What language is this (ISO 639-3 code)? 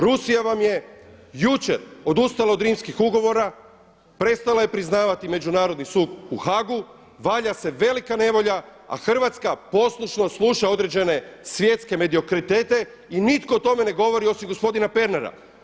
hrv